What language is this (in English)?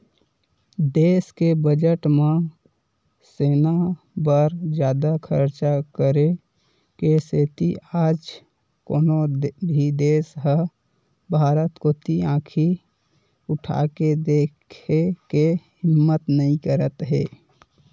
Chhattisgarhi